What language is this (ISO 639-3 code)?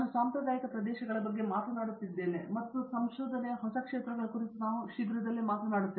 kan